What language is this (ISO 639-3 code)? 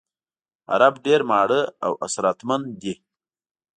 pus